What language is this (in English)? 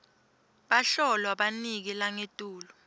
Swati